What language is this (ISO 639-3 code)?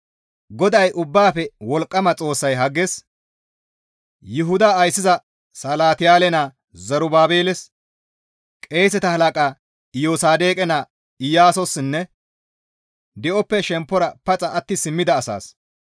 gmv